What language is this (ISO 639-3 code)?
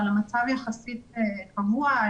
heb